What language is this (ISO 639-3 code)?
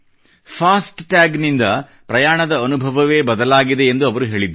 kan